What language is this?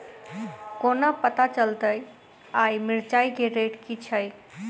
Maithili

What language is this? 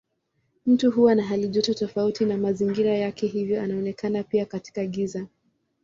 Swahili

